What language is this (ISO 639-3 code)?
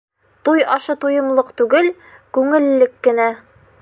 bak